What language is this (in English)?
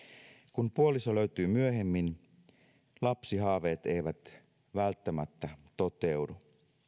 Finnish